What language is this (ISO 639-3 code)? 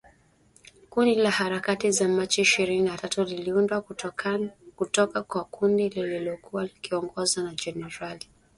swa